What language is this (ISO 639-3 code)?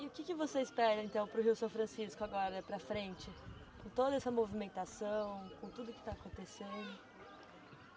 por